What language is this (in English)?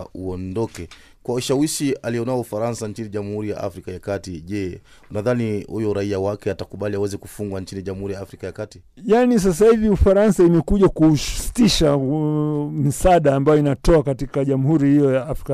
Swahili